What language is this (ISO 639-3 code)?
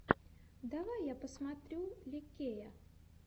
rus